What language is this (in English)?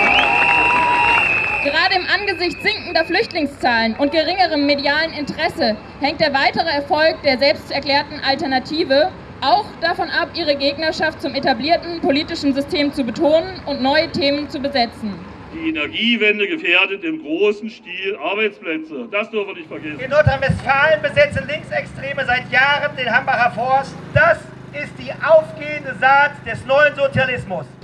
German